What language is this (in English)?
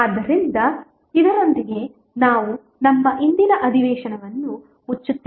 Kannada